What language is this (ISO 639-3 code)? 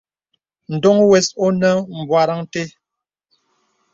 beb